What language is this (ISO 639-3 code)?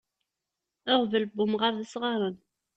kab